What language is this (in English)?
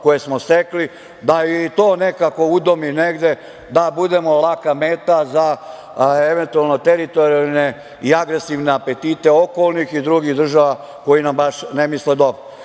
Serbian